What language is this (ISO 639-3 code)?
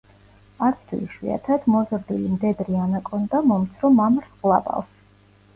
kat